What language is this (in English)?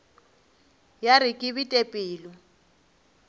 Northern Sotho